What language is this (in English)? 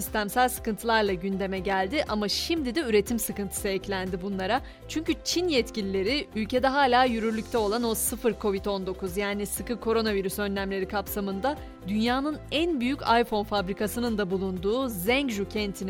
Turkish